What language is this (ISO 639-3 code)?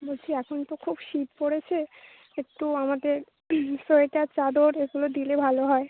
ben